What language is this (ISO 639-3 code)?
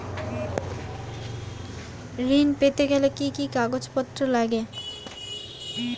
ben